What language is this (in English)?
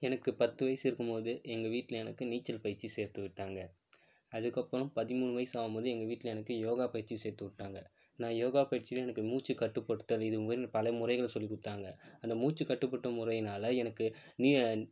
Tamil